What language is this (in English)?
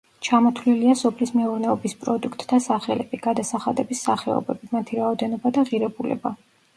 Georgian